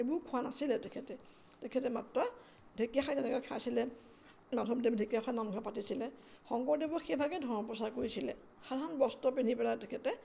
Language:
Assamese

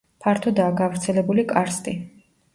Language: Georgian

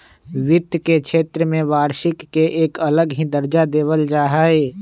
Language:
Magahi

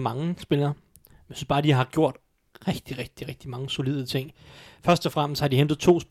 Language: Danish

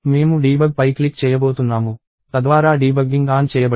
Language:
Telugu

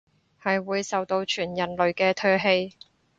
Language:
Cantonese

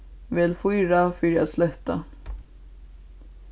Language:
Faroese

